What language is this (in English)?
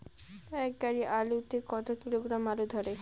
Bangla